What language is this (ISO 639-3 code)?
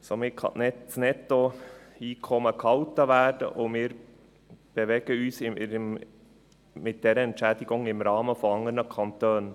gsw